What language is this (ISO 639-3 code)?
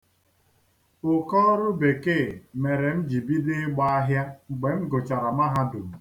ibo